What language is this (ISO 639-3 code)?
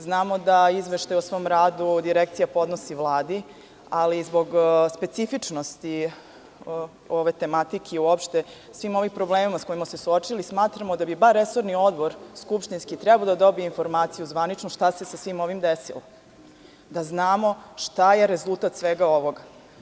srp